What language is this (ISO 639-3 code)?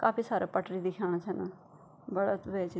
gbm